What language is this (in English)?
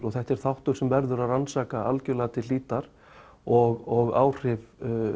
Icelandic